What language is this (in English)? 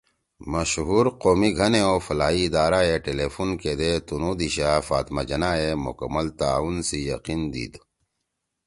Torwali